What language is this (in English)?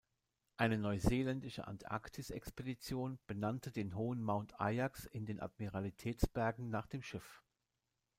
German